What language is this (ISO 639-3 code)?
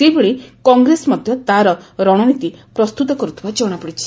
ori